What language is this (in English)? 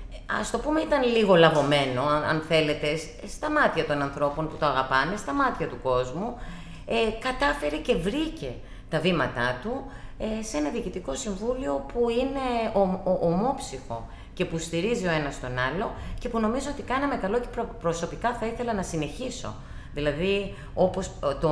Greek